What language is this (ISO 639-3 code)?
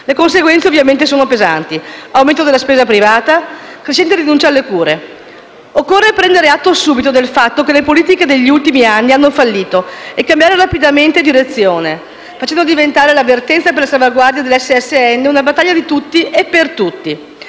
ita